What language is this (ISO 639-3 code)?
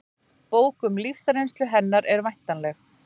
isl